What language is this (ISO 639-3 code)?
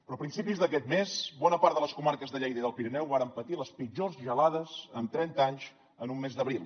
cat